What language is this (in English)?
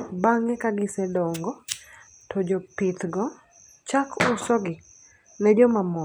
Luo (Kenya and Tanzania)